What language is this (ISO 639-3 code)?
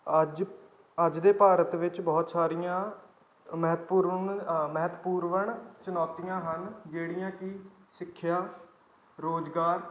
pan